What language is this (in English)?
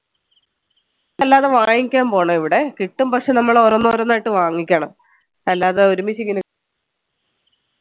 Malayalam